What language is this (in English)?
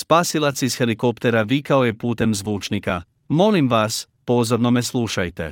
Croatian